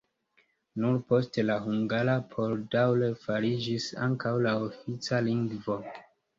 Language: Esperanto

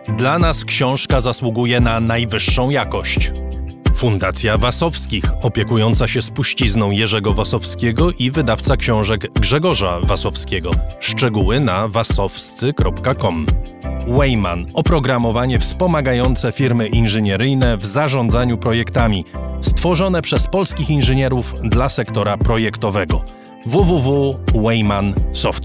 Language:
Polish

